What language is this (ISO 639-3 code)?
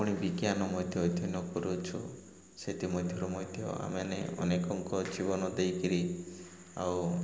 ori